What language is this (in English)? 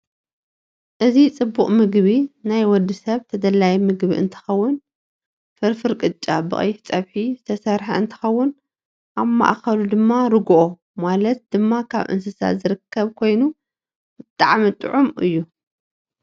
Tigrinya